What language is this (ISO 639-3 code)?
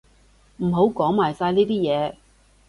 yue